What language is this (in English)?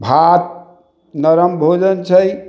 Maithili